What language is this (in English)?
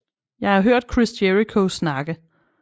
Danish